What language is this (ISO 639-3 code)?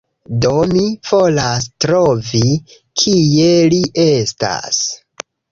epo